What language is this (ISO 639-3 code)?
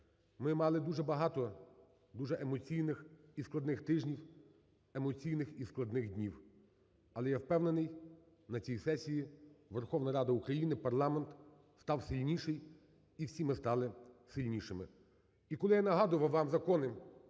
ukr